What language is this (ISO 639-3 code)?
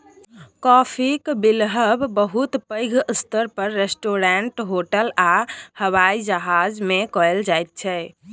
mai